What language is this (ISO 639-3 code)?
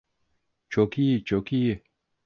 tur